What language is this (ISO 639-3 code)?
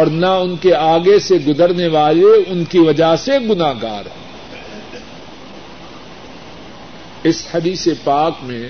urd